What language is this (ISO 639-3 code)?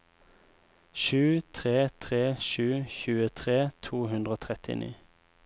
nor